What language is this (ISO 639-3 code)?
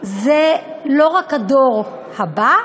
heb